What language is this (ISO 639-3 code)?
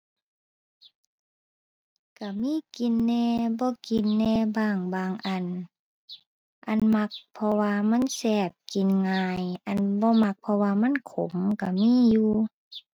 tha